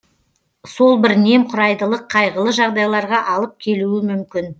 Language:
Kazakh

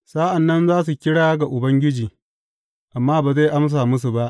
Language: Hausa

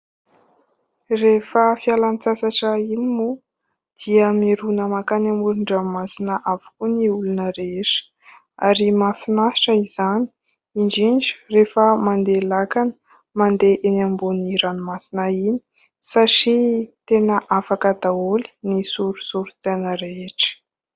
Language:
Malagasy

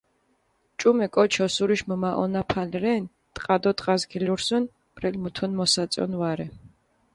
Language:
Mingrelian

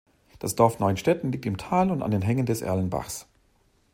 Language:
German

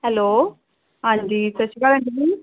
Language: Punjabi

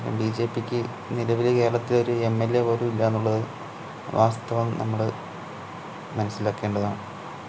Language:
Malayalam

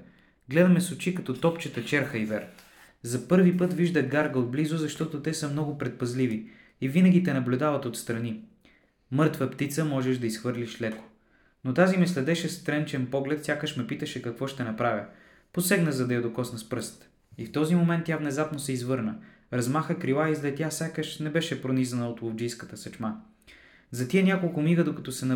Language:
Bulgarian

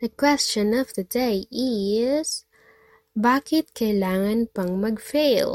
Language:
Filipino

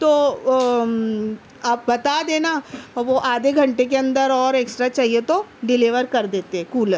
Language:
Urdu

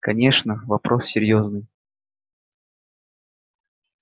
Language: Russian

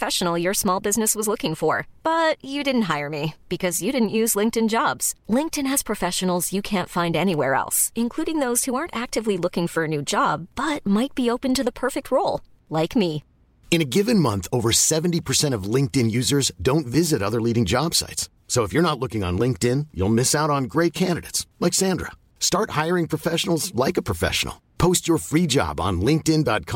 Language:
Filipino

